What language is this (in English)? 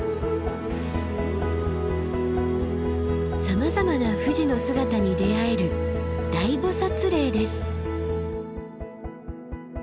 Japanese